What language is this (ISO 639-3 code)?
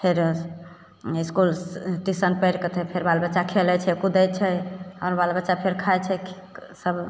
mai